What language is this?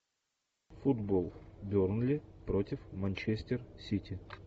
Russian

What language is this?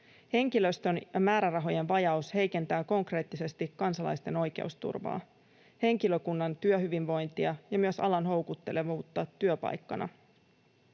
Finnish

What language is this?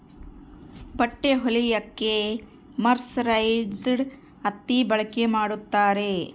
Kannada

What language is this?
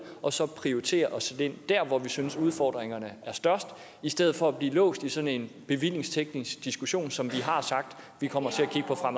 Danish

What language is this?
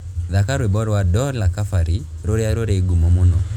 Kikuyu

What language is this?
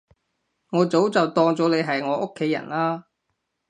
Cantonese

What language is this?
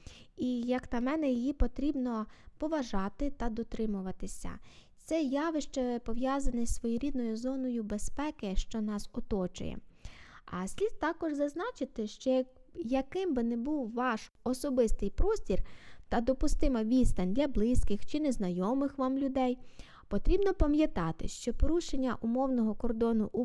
Ukrainian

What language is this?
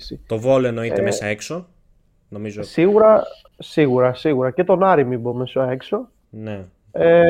Greek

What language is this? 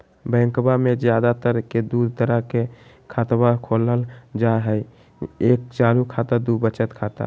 Magahi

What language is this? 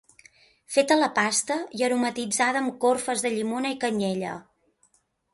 Catalan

